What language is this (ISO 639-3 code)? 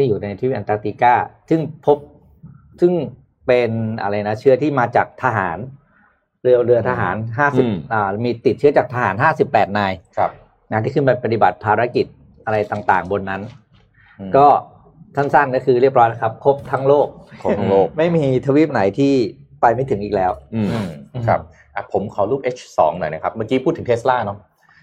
tha